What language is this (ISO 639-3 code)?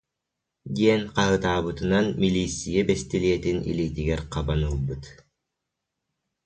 sah